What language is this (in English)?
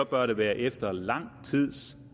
Danish